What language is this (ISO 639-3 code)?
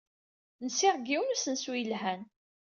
kab